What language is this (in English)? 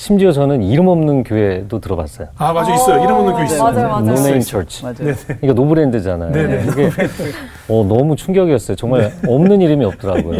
Korean